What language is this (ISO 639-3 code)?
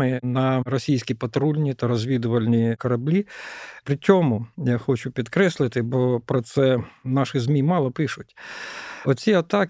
ukr